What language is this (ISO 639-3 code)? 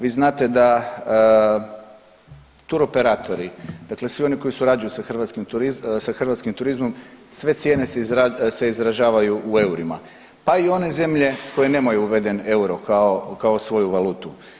hrv